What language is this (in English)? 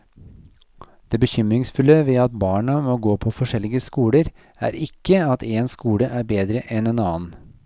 Norwegian